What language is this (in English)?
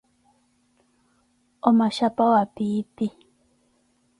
Koti